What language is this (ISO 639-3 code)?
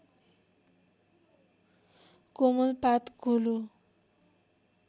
nep